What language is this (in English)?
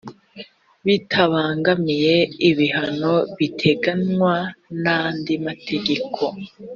Kinyarwanda